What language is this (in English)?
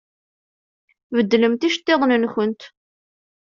Kabyle